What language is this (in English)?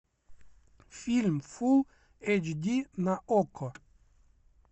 Russian